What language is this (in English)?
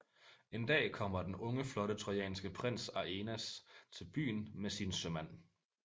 Danish